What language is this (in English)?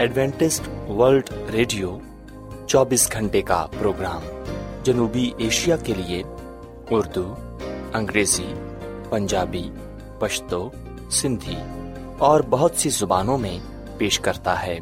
Urdu